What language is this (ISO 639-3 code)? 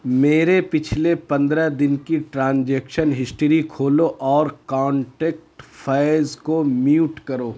urd